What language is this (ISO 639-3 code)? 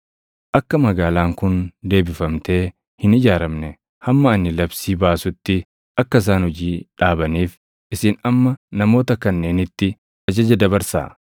orm